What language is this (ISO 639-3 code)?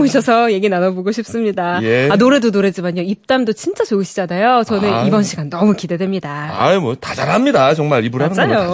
kor